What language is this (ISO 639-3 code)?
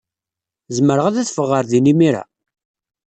kab